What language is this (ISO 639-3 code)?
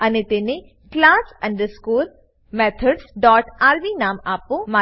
guj